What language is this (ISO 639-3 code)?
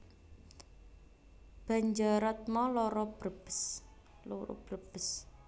jav